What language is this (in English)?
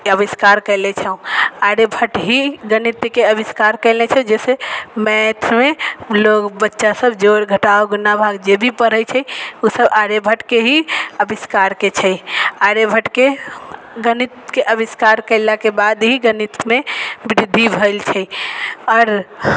Maithili